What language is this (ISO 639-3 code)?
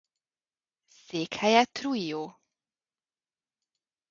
hun